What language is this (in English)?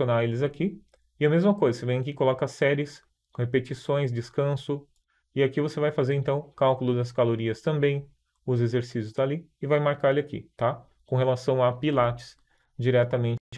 Portuguese